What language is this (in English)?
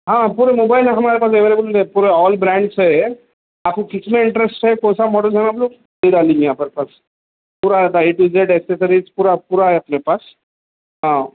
Urdu